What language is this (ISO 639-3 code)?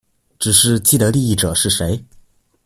zho